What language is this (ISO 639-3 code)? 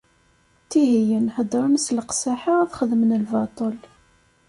kab